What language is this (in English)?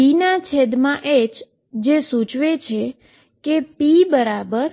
Gujarati